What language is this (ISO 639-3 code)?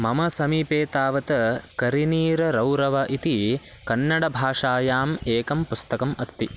san